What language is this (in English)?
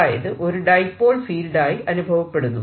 Malayalam